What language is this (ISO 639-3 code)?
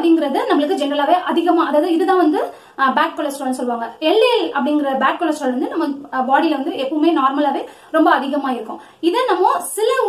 ind